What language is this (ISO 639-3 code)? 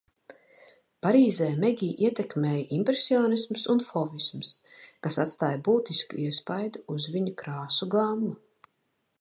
lav